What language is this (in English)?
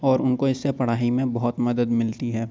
Urdu